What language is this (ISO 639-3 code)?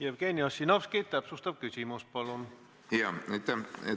est